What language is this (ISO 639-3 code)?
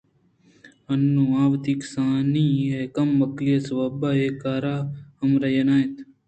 bgp